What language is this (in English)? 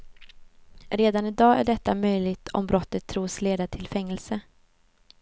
Swedish